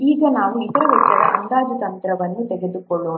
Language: Kannada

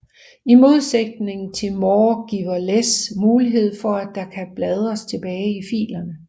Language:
Danish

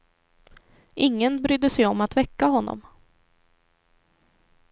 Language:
Swedish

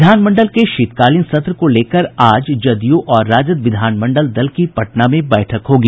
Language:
Hindi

